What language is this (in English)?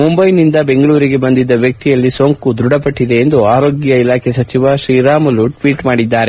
Kannada